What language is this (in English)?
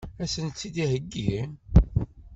Kabyle